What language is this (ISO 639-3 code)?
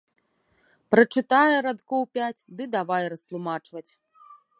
bel